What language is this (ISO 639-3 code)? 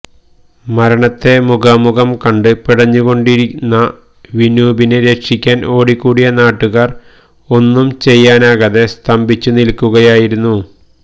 mal